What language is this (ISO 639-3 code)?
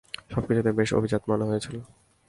ben